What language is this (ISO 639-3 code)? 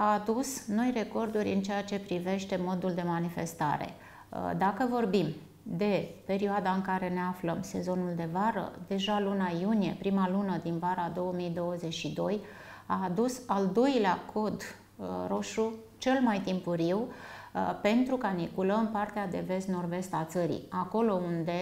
ron